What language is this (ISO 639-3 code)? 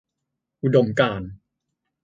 tha